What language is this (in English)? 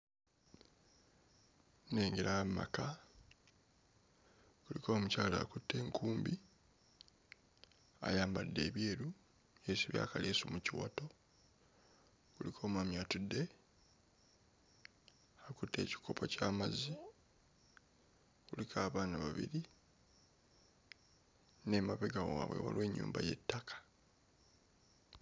Ganda